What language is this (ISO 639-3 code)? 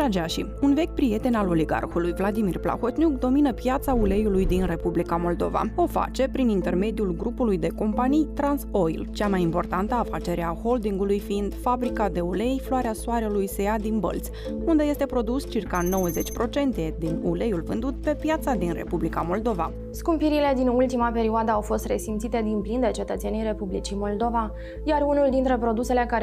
ron